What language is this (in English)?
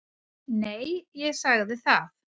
Icelandic